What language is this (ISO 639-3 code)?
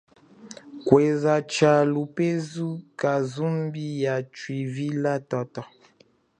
cjk